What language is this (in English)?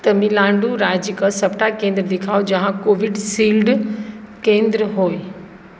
Maithili